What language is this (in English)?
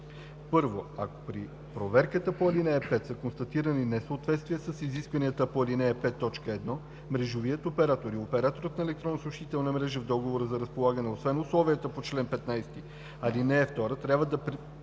Bulgarian